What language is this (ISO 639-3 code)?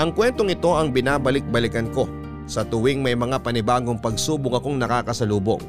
fil